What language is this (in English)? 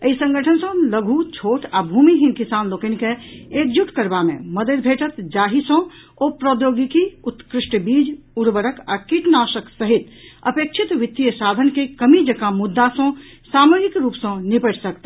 Maithili